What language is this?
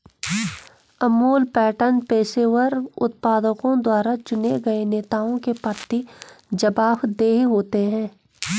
Hindi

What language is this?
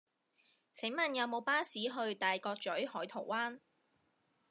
Cantonese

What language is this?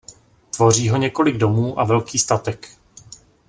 Czech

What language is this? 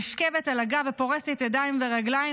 Hebrew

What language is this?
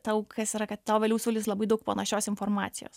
Lithuanian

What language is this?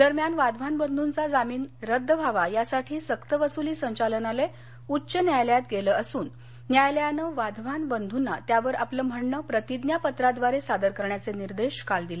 Marathi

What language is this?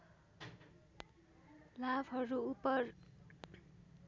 Nepali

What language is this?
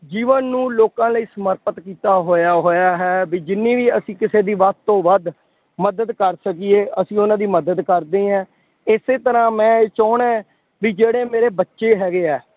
Punjabi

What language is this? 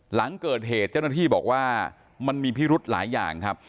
Thai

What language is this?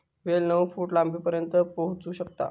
Marathi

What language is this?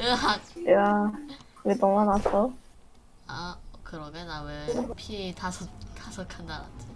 Korean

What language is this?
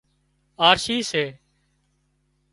Wadiyara Koli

